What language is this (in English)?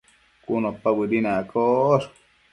Matsés